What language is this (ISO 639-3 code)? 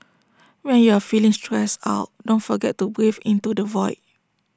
eng